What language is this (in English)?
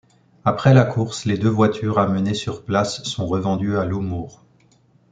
French